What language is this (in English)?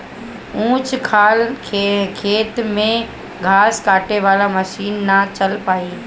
Bhojpuri